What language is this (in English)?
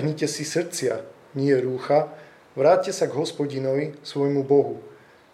Slovak